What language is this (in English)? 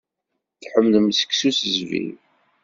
Kabyle